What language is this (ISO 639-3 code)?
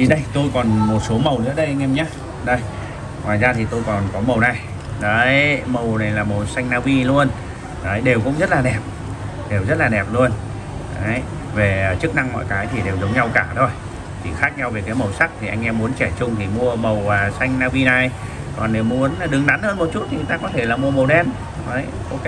vie